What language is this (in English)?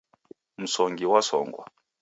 Taita